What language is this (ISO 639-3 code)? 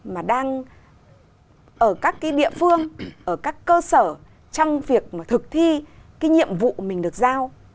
vie